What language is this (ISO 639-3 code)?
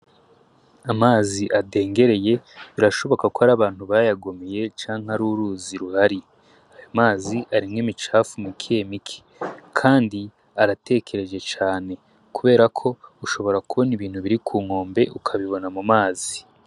run